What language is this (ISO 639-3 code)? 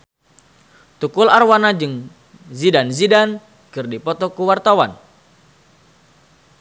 sun